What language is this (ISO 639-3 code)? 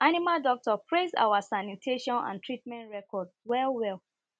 pcm